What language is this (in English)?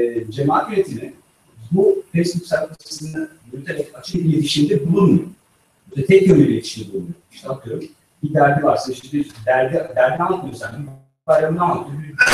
Turkish